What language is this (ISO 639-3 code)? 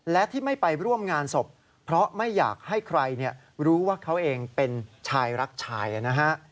tha